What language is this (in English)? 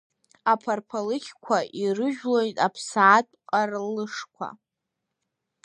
Abkhazian